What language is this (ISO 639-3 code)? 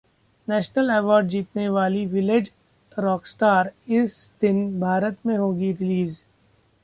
hin